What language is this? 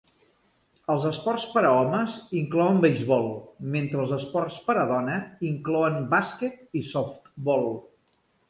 Catalan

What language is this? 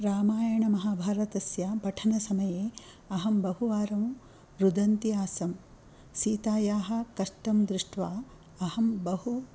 Sanskrit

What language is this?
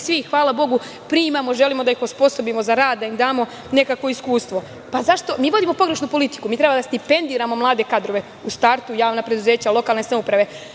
Serbian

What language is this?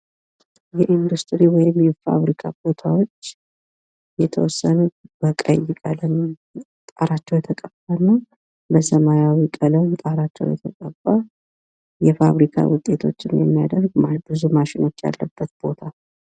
Amharic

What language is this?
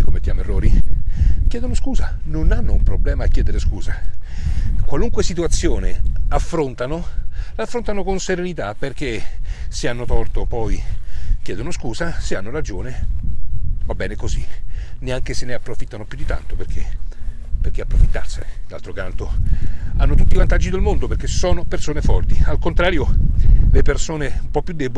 Italian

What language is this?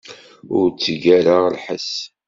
Kabyle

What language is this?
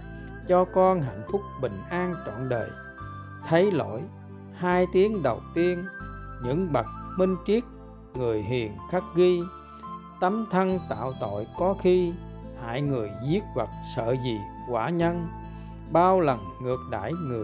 Vietnamese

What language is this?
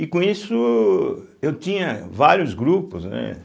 Portuguese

